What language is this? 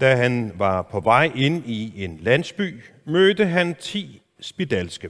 Danish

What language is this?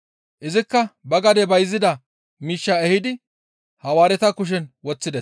Gamo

